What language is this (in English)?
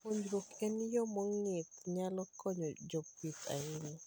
Luo (Kenya and Tanzania)